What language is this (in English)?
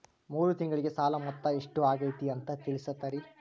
Kannada